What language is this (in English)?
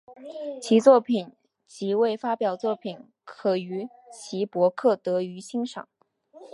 Chinese